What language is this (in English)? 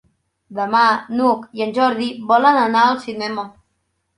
Catalan